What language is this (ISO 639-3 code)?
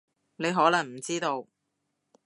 yue